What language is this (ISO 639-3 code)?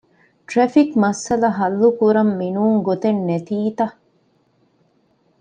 div